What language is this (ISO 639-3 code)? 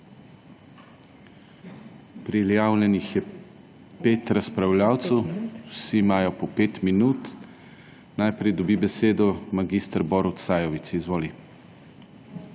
slv